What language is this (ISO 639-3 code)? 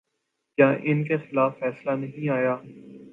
urd